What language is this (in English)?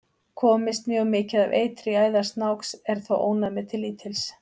Icelandic